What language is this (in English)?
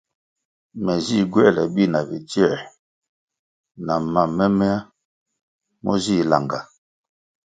Kwasio